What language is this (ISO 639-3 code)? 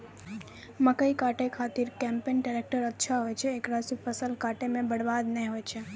mai